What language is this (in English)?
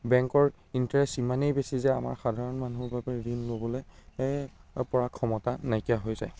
Assamese